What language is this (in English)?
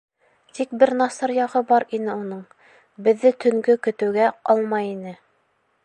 Bashkir